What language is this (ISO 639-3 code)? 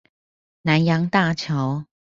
zho